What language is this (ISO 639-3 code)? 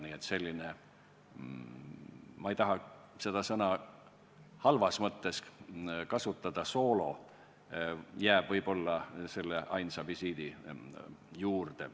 est